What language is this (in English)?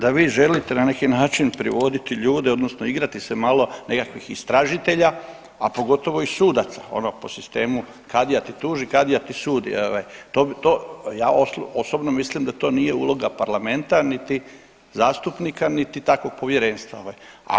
Croatian